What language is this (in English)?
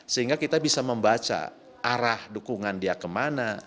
Indonesian